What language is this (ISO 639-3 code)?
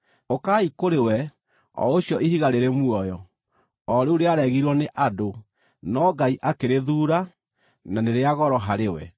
kik